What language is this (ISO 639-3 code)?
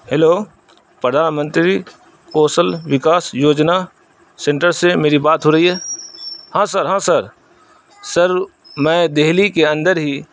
urd